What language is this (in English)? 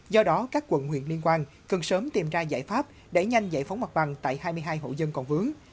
Vietnamese